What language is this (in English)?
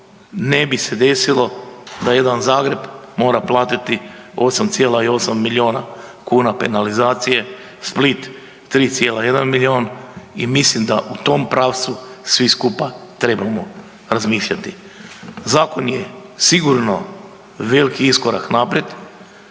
Croatian